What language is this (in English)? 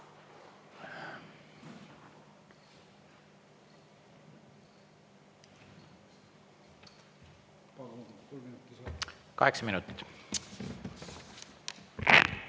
Estonian